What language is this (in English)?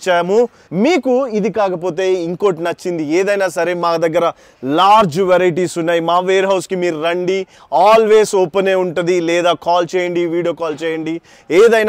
Telugu